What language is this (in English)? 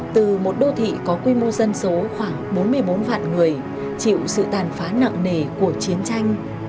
Vietnamese